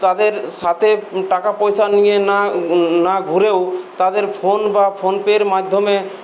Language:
Bangla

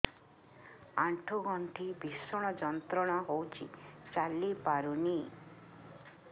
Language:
Odia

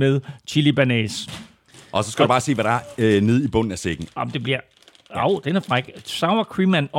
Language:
Danish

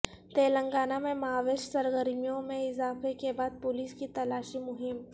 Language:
Urdu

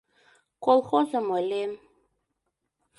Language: Mari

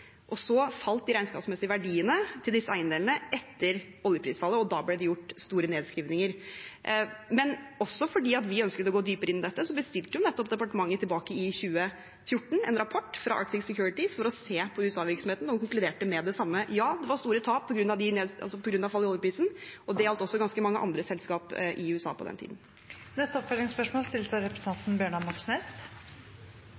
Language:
Norwegian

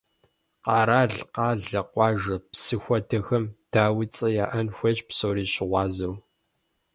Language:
Kabardian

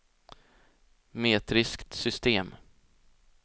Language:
Swedish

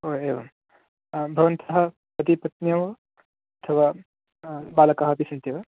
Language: Sanskrit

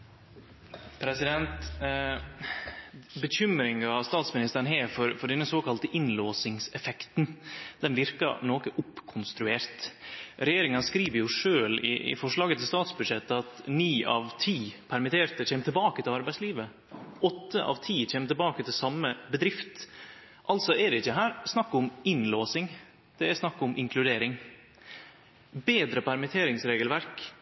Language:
Norwegian Nynorsk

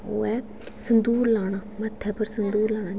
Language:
Dogri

